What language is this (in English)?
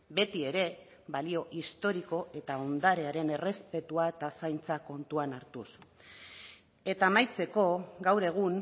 Basque